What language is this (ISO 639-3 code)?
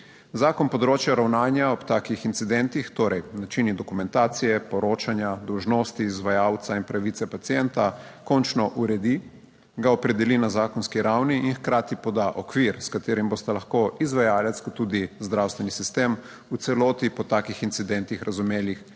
slv